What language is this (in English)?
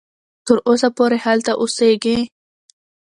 Pashto